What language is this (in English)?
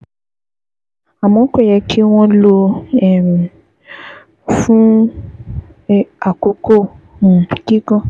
Yoruba